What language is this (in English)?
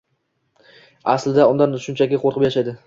Uzbek